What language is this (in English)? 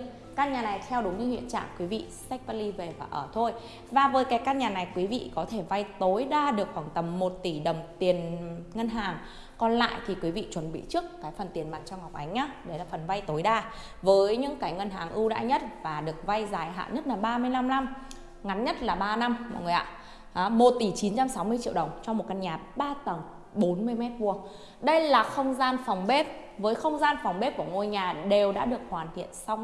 Vietnamese